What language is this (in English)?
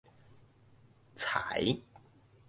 Min Nan Chinese